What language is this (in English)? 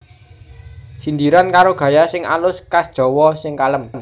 Javanese